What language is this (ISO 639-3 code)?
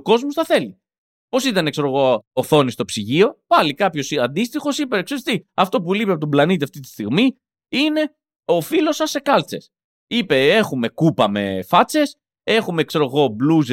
ell